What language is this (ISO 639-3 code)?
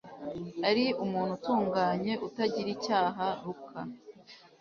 kin